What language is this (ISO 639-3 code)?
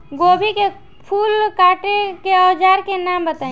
bho